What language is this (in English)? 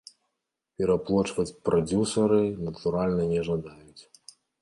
Belarusian